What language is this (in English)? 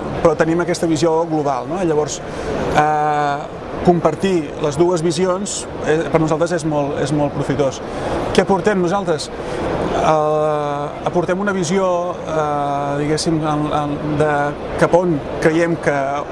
Catalan